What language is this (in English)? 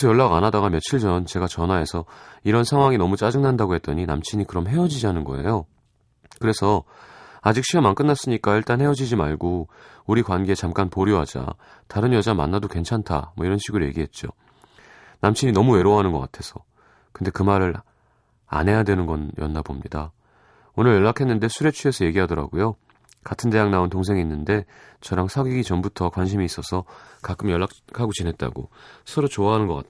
Korean